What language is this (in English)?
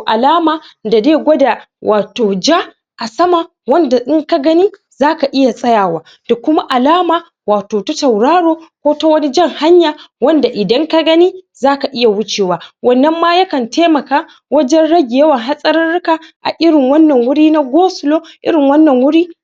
Hausa